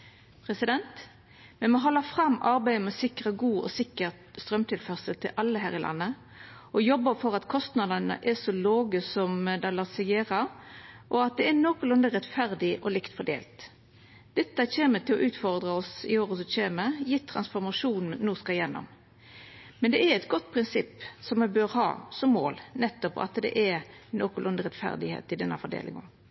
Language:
Norwegian Nynorsk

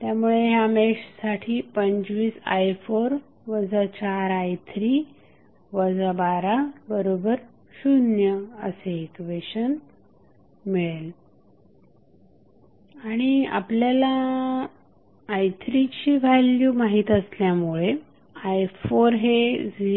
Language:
Marathi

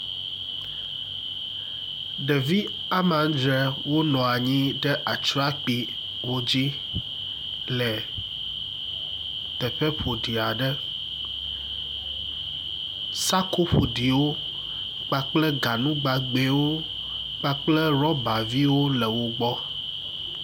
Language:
Ewe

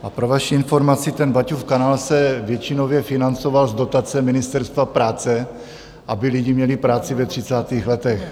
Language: Czech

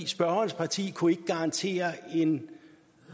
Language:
Danish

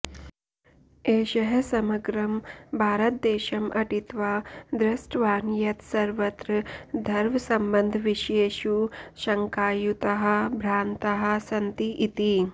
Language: Sanskrit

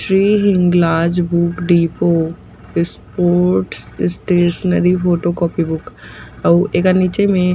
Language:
Chhattisgarhi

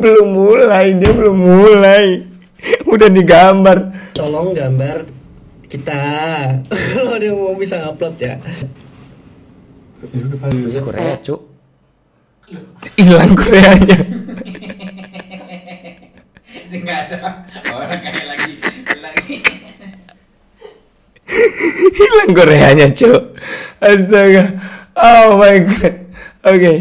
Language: Indonesian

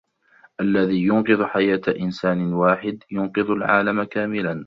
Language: Arabic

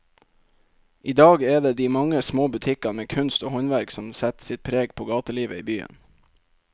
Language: Norwegian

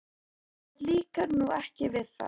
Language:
Icelandic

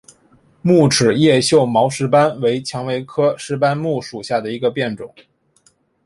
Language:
Chinese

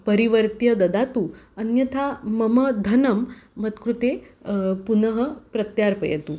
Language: Sanskrit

